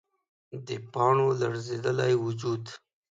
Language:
Pashto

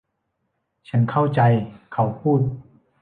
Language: Thai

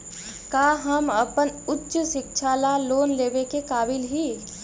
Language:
Magahi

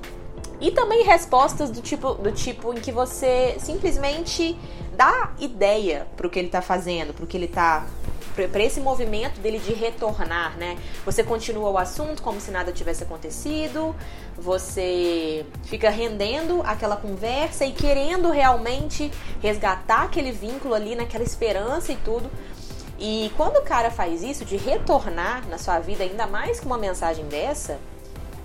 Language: Portuguese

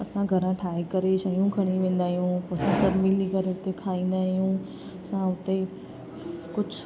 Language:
Sindhi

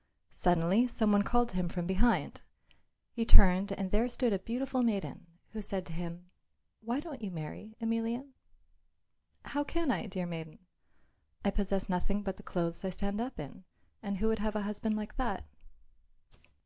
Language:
English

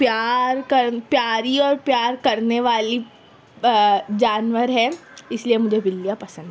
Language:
Urdu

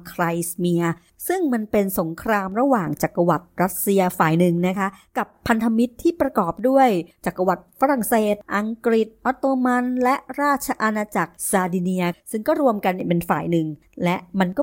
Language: Thai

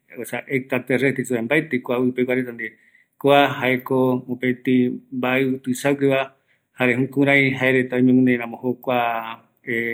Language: Eastern Bolivian Guaraní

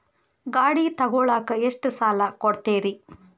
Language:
Kannada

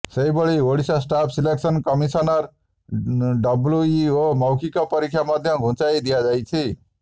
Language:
Odia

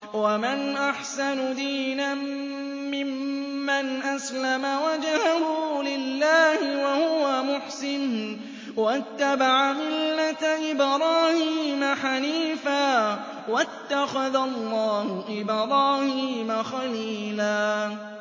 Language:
Arabic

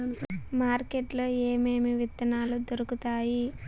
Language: Telugu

